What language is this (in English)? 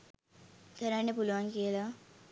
Sinhala